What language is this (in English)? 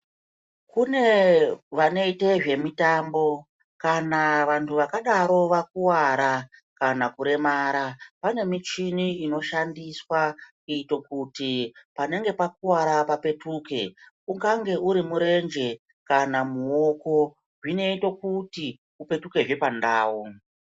Ndau